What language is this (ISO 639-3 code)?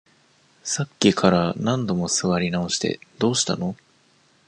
jpn